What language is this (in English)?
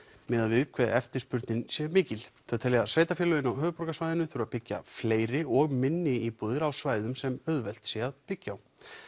Icelandic